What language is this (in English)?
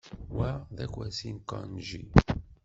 Kabyle